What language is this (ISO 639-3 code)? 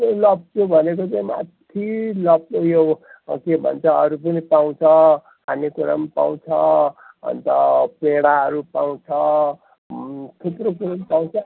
nep